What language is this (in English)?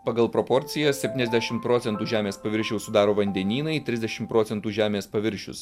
Lithuanian